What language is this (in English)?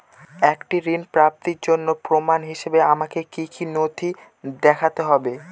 Bangla